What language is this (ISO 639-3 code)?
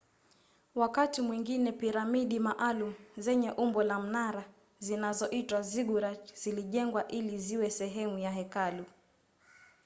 swa